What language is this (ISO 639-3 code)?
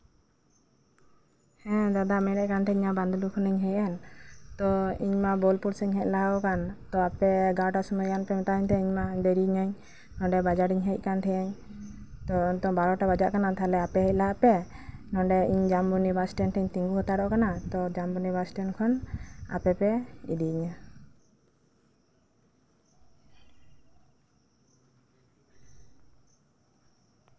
sat